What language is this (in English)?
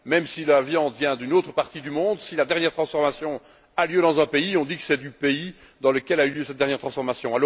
French